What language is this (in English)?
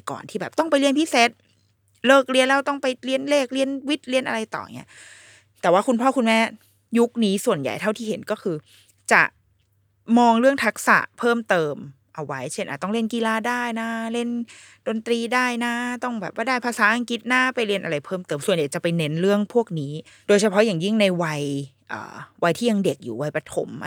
Thai